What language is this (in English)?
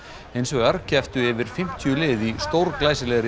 Icelandic